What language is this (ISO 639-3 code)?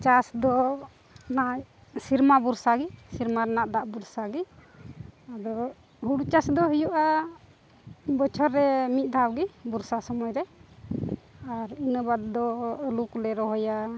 sat